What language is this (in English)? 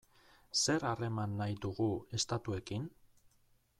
Basque